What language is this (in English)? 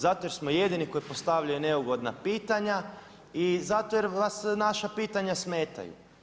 Croatian